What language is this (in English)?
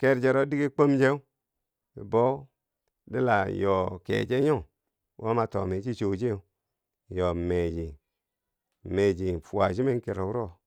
Bangwinji